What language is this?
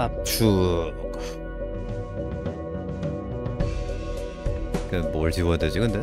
Korean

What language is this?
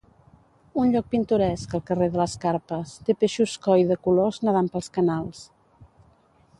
Catalan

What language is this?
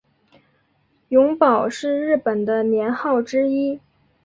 Chinese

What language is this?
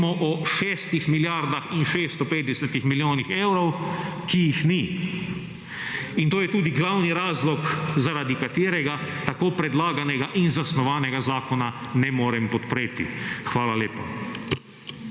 Slovenian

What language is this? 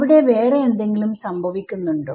Malayalam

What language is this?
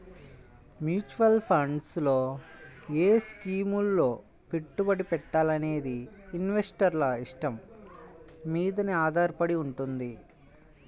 Telugu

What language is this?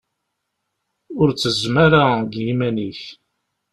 Kabyle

